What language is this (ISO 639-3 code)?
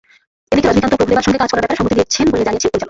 ben